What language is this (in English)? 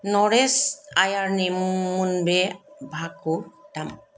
Bodo